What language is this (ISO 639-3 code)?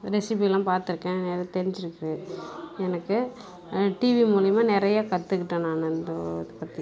tam